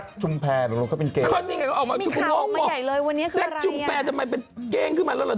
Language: Thai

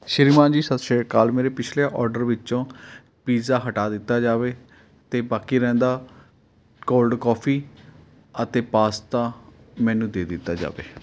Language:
Punjabi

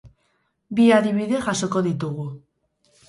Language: Basque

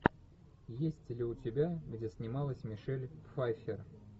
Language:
Russian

